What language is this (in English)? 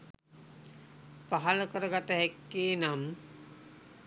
Sinhala